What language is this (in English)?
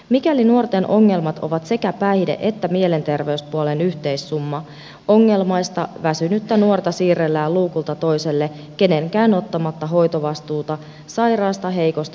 Finnish